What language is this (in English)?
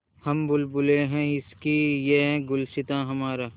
Hindi